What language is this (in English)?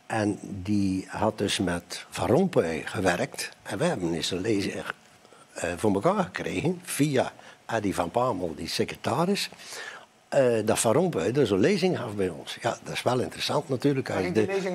Dutch